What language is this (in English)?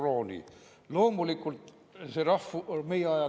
Estonian